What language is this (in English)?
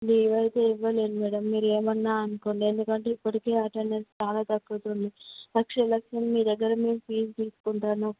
Telugu